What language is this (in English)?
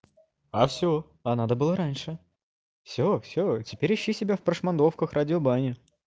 Russian